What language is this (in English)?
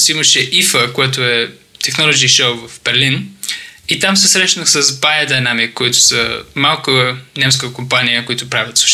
Bulgarian